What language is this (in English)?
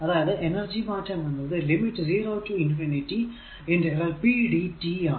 Malayalam